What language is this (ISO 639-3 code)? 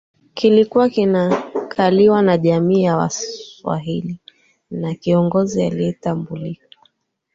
swa